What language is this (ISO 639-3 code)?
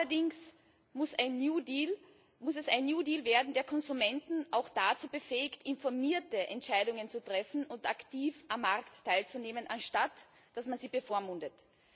deu